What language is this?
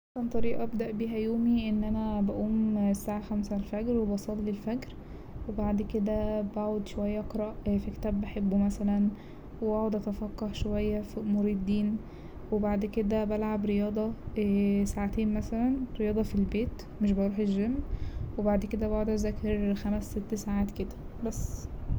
Egyptian Arabic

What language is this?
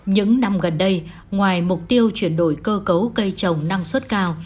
Vietnamese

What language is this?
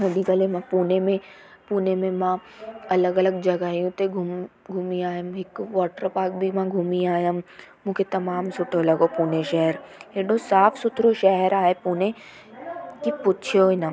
Sindhi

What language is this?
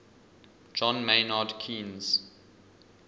English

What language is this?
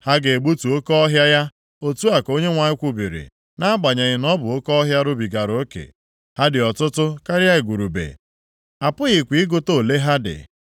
Igbo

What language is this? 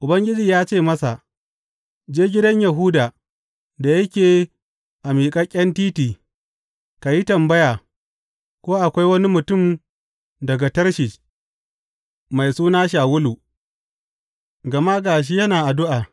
Hausa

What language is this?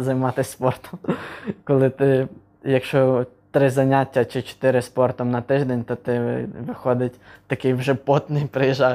Ukrainian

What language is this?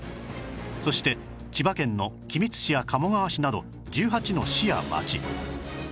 Japanese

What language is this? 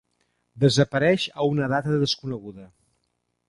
Catalan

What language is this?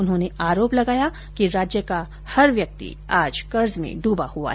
Hindi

